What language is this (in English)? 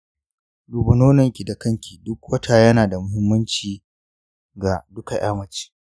Hausa